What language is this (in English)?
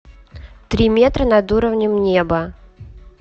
Russian